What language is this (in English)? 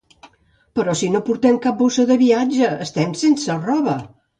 Catalan